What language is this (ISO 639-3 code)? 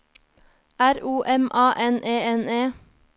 nor